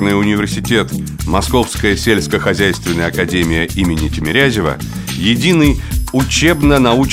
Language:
Russian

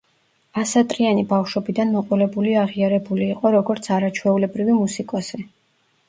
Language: Georgian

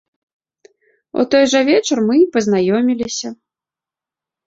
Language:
Belarusian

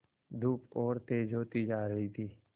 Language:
Hindi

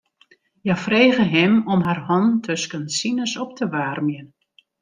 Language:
Western Frisian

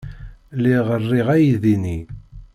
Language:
Kabyle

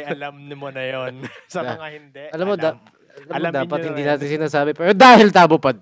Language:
Filipino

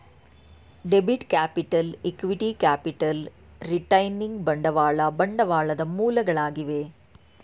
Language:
Kannada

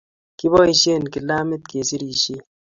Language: Kalenjin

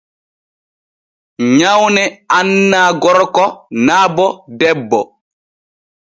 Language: Borgu Fulfulde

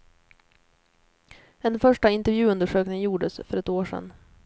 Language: Swedish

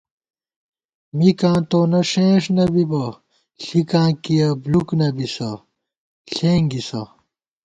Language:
Gawar-Bati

